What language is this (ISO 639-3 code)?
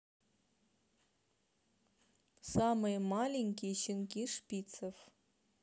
rus